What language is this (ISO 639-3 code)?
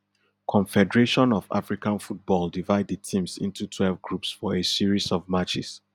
pcm